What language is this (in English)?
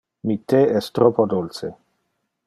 Interlingua